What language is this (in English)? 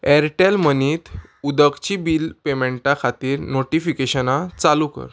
Konkani